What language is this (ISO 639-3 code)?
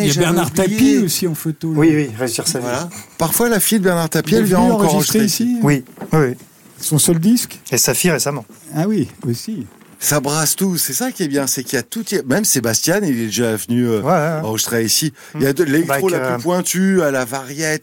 fra